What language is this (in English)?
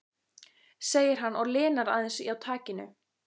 Icelandic